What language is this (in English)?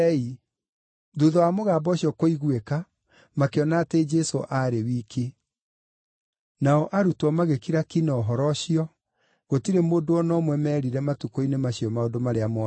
Kikuyu